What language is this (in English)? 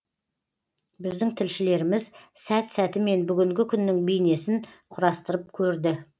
Kazakh